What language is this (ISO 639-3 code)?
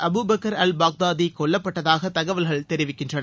tam